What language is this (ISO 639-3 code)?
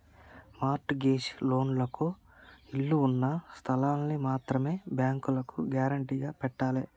tel